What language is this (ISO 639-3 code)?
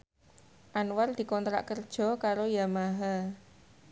jav